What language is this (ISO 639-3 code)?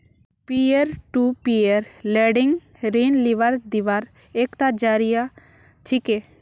mag